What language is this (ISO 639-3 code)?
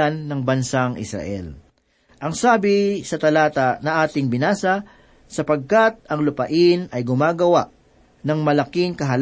fil